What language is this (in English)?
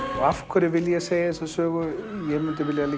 Icelandic